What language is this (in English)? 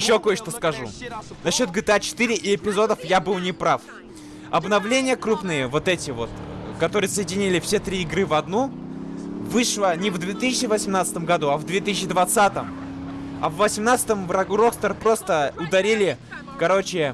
Russian